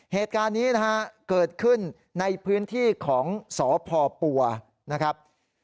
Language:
Thai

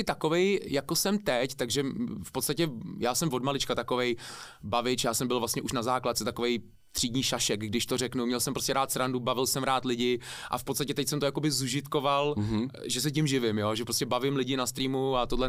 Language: Czech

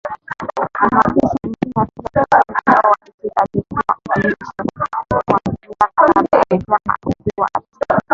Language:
Swahili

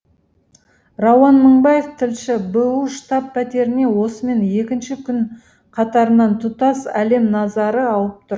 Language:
Kazakh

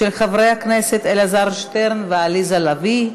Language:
Hebrew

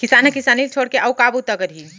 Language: Chhattisgarhi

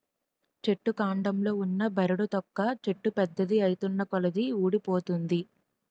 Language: Telugu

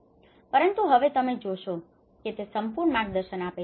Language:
Gujarati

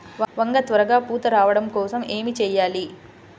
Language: Telugu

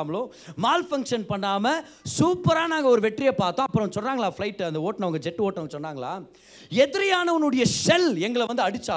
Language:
Tamil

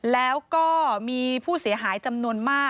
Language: Thai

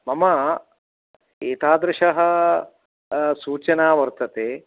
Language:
Sanskrit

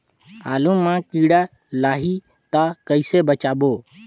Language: Chhattisgarhi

